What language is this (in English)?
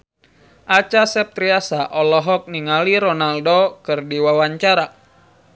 Sundanese